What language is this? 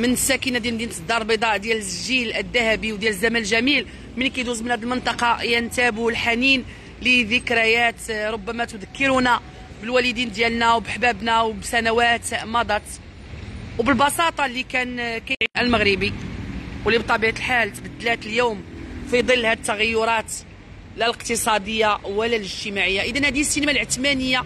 Arabic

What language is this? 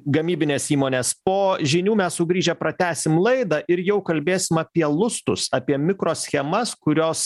Lithuanian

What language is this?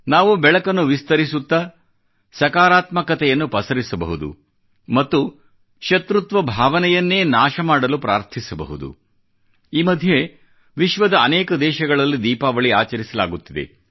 Kannada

